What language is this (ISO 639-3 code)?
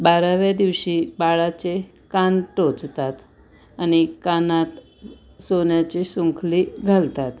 mar